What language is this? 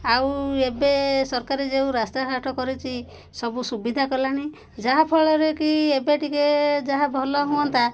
Odia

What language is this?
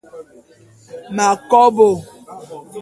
Bulu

